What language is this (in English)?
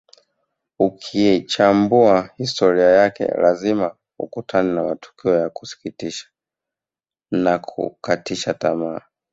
Swahili